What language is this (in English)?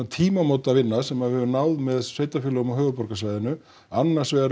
Icelandic